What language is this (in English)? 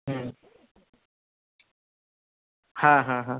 Bangla